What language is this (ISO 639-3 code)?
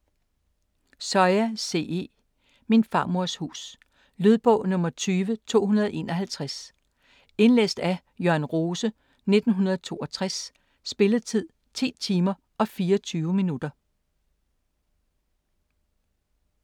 dan